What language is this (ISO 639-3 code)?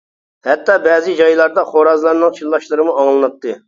uig